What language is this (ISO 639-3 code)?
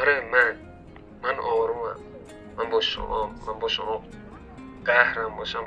fas